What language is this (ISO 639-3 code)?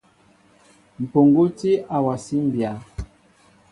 mbo